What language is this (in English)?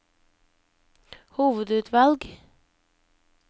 Norwegian